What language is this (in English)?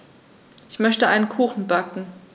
German